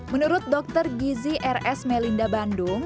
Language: Indonesian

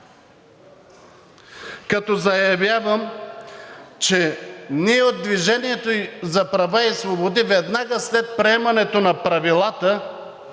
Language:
Bulgarian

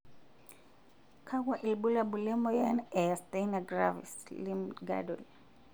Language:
Masai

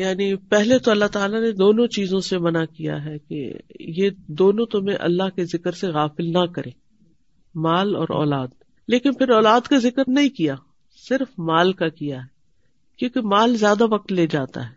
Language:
Urdu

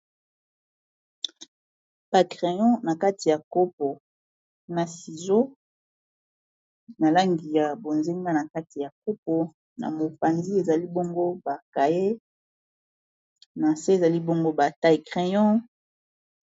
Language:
Lingala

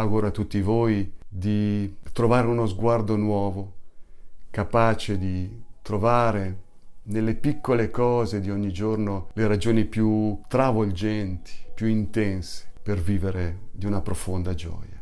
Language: Italian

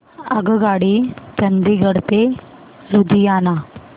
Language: Marathi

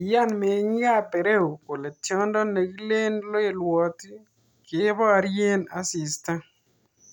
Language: Kalenjin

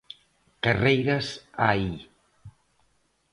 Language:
Galician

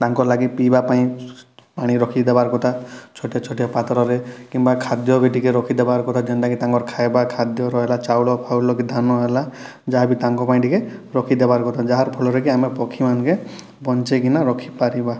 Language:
Odia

